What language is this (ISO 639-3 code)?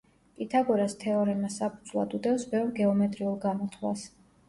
kat